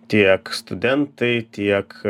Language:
Lithuanian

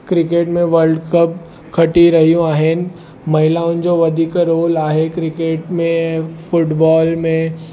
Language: Sindhi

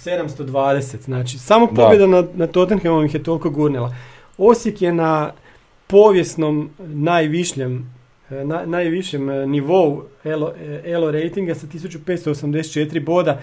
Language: Croatian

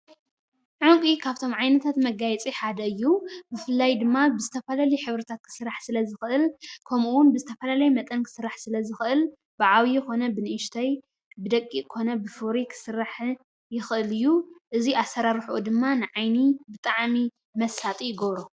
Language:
Tigrinya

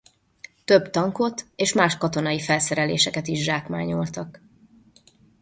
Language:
Hungarian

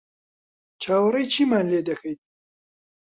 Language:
Central Kurdish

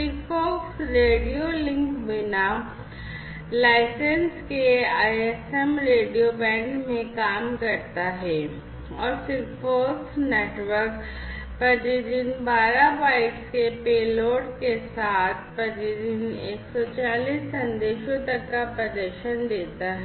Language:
Hindi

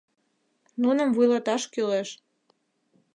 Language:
Mari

